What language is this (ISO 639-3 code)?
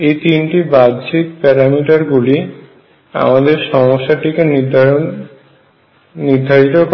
ben